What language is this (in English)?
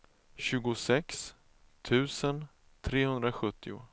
Swedish